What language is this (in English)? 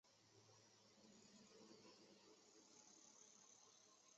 Chinese